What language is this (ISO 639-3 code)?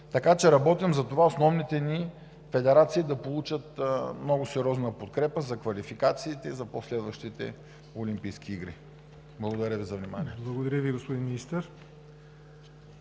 bul